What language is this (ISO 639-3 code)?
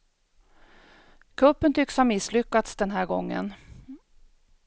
swe